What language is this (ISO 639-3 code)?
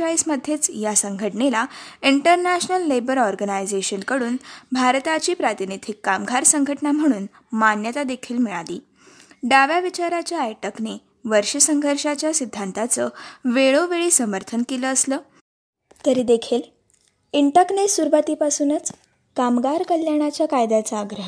mar